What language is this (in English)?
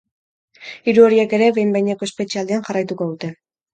Basque